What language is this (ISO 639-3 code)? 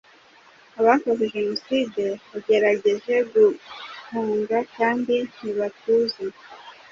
kin